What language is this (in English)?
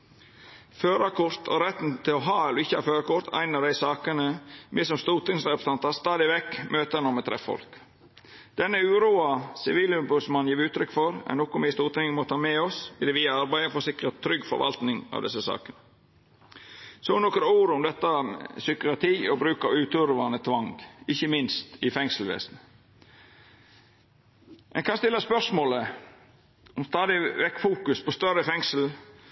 Norwegian Nynorsk